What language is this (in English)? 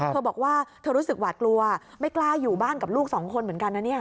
Thai